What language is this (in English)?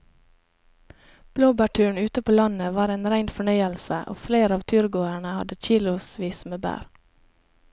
Norwegian